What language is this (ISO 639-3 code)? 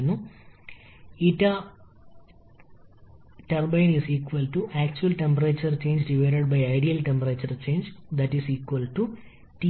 mal